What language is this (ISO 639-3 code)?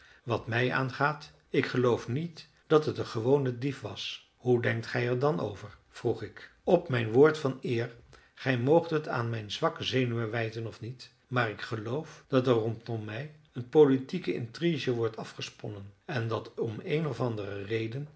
nld